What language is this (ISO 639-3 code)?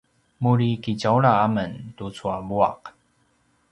pwn